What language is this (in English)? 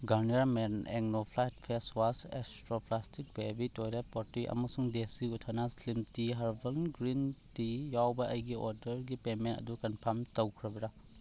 Manipuri